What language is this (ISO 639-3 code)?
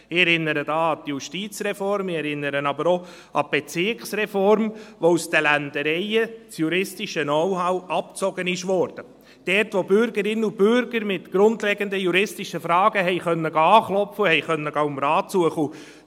gsw